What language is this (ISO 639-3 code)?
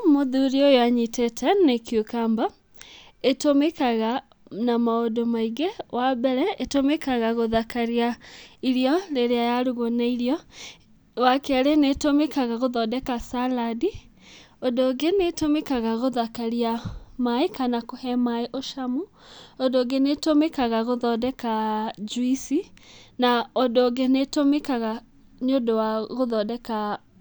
kik